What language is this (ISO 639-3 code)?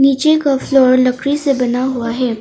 hin